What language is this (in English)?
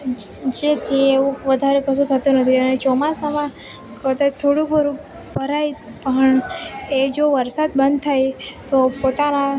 Gujarati